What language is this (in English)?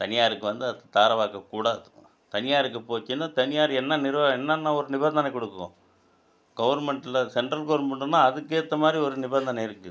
Tamil